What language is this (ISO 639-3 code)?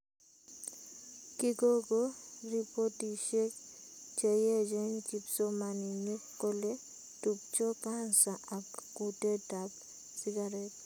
kln